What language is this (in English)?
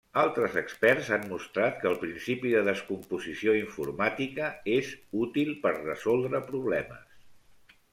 Catalan